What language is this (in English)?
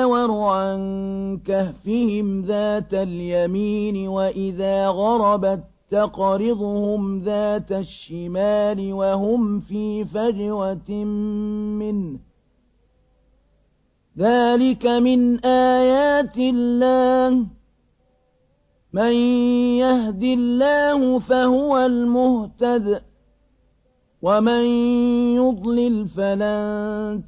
Arabic